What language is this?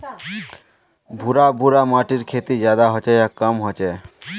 Magahi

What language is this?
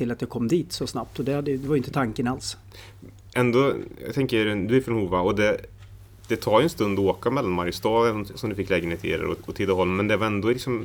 Swedish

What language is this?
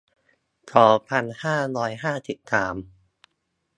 Thai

